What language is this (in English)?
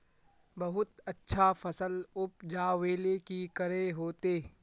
Magahi